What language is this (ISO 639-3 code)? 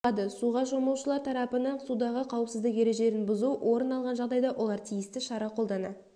kaz